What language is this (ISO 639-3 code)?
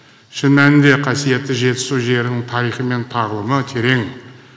kaz